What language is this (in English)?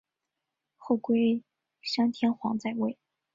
Chinese